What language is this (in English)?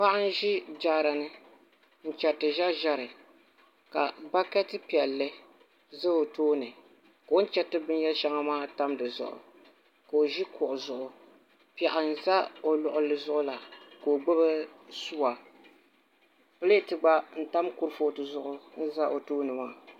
Dagbani